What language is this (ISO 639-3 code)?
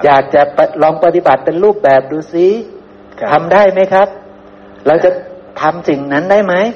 tha